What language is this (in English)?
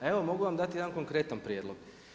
Croatian